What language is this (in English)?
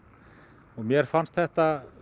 Icelandic